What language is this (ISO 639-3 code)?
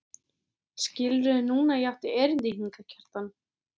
isl